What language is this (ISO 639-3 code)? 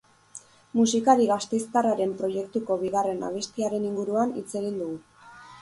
eus